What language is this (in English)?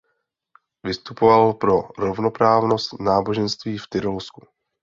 Czech